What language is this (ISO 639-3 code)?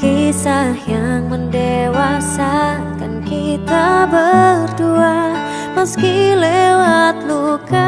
ind